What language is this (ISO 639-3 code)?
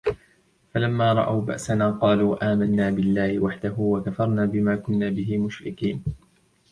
ara